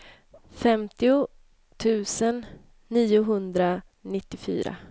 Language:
Swedish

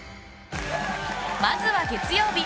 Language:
Japanese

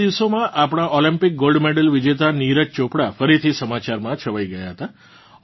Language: Gujarati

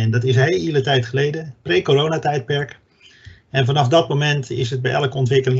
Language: Dutch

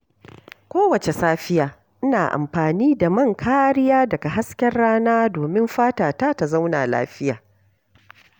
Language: Hausa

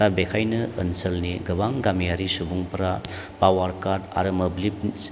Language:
Bodo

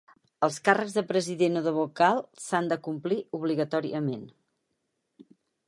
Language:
Catalan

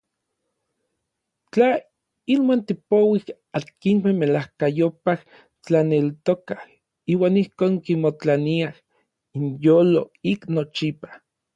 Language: Orizaba Nahuatl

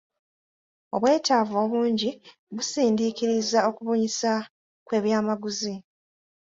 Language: Ganda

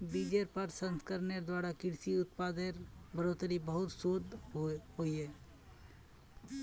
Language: Magahi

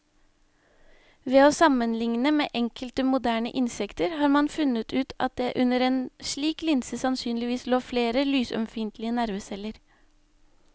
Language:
Norwegian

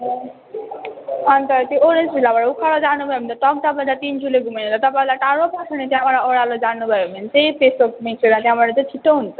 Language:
Nepali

